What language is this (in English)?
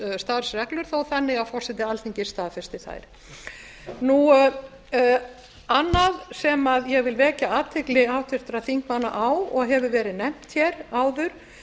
Icelandic